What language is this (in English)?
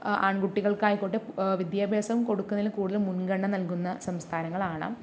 Malayalam